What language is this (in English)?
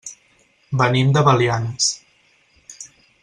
Catalan